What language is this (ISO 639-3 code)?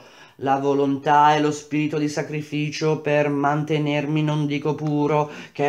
ita